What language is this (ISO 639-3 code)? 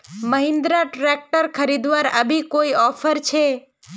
mag